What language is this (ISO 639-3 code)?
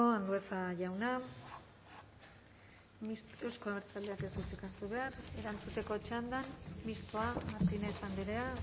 eus